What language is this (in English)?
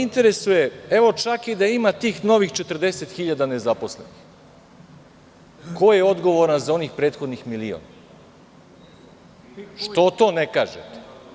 Serbian